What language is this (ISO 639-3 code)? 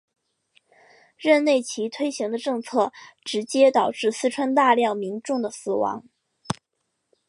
zho